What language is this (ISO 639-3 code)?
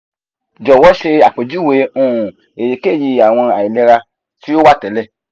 yor